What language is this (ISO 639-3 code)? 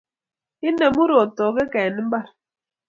kln